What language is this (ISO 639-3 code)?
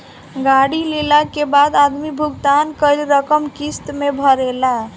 bho